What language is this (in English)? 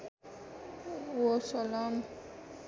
Nepali